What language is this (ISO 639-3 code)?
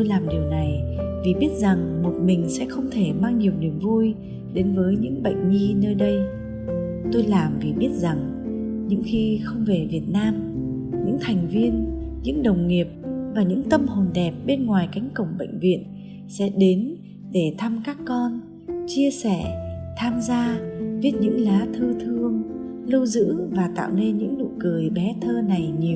vie